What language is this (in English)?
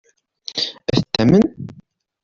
Kabyle